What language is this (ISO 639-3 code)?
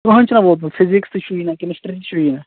kas